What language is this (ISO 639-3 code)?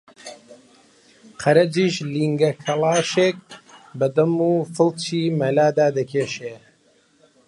ckb